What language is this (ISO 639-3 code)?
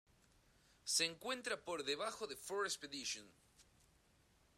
spa